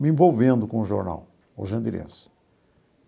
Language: Portuguese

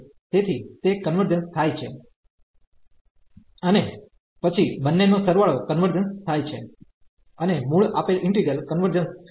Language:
Gujarati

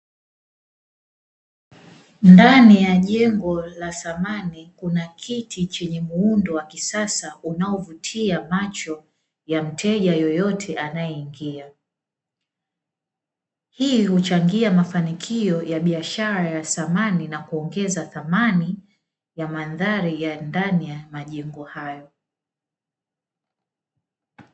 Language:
Swahili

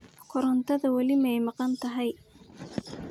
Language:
Somali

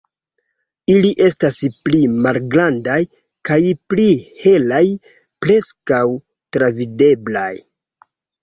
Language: Esperanto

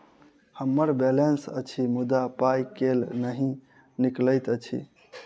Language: Maithili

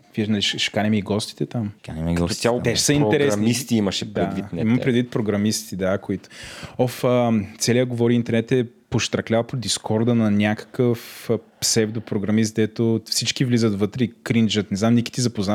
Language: Bulgarian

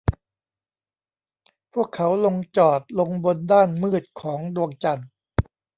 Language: Thai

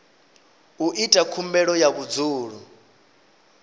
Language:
Venda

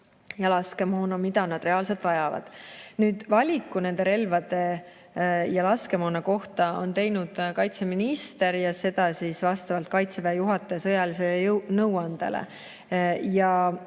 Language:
Estonian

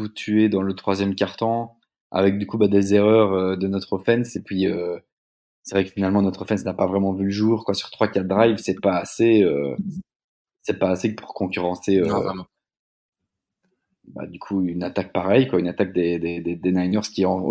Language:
French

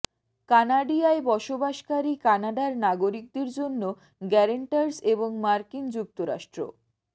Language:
Bangla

